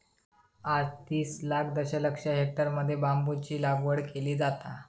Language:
Marathi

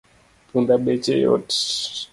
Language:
Luo (Kenya and Tanzania)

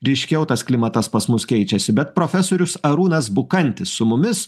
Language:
Lithuanian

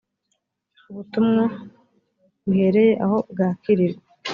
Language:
Kinyarwanda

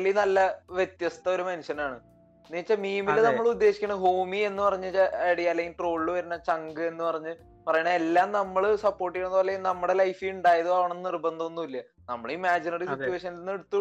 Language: Malayalam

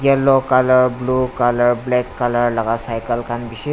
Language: Naga Pidgin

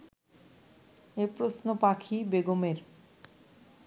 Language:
Bangla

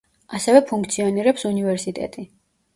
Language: Georgian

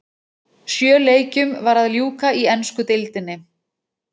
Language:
Icelandic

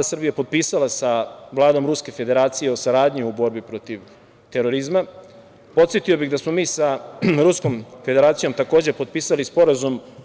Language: Serbian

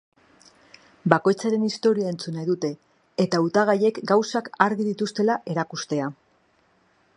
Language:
Basque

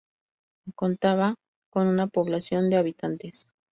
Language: Spanish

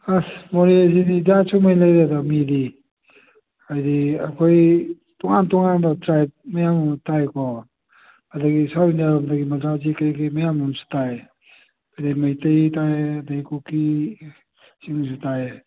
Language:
Manipuri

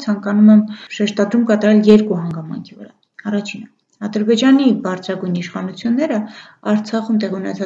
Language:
Romanian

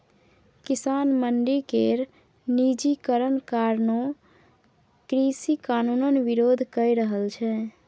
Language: Maithili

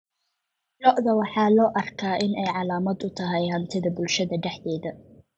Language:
Somali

